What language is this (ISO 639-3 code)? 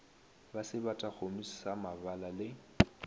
nso